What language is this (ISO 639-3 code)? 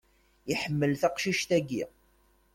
kab